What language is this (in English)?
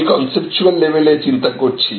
Bangla